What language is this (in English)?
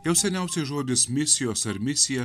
Lithuanian